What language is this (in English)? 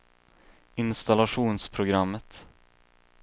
Swedish